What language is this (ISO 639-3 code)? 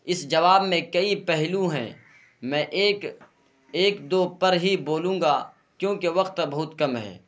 urd